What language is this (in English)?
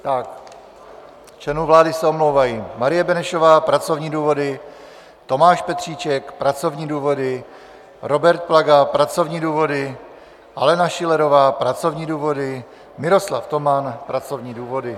Czech